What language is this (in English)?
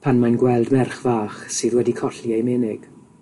Welsh